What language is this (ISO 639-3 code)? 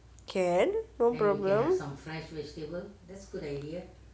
eng